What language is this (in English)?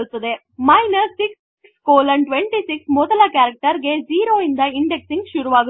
Kannada